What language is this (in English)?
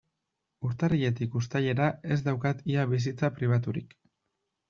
Basque